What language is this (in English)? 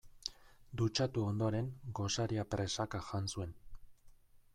Basque